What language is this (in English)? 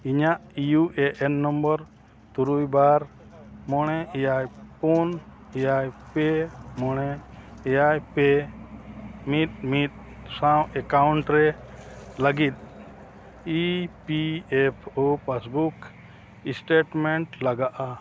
Santali